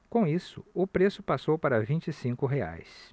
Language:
Portuguese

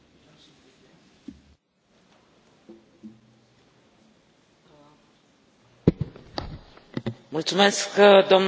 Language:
Romanian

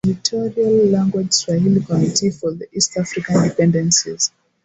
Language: Swahili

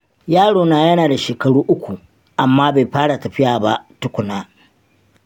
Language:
Hausa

